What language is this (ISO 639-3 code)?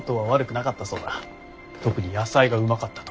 jpn